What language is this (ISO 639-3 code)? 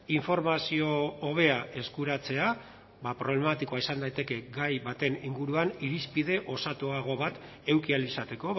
eus